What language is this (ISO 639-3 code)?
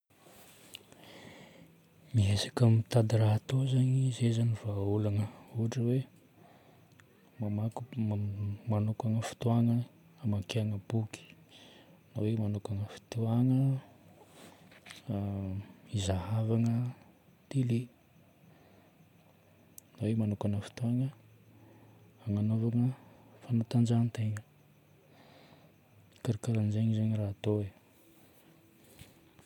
bmm